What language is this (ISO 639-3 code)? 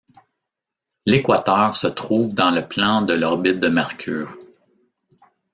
fra